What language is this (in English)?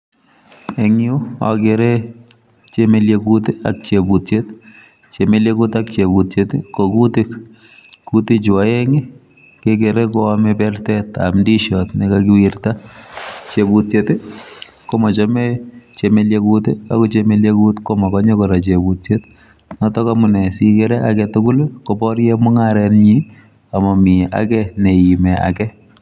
Kalenjin